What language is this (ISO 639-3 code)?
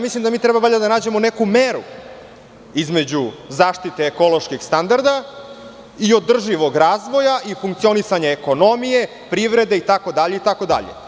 srp